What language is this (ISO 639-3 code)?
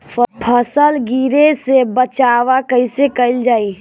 bho